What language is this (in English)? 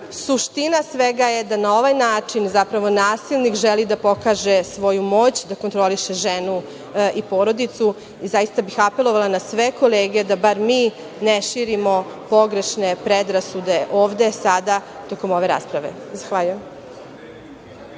Serbian